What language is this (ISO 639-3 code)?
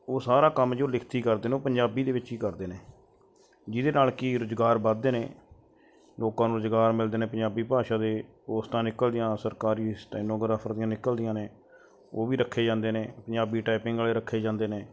pan